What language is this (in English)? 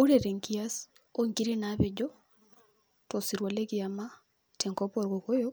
Masai